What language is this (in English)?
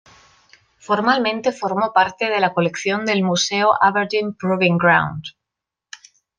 Spanish